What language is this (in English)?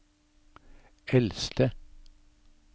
Norwegian